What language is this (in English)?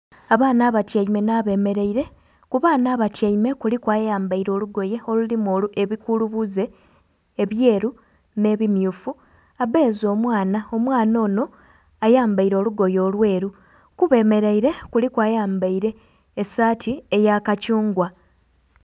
Soga